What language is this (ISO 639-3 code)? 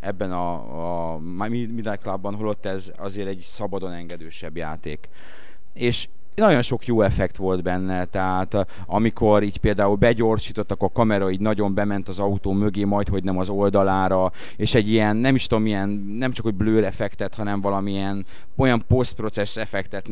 hun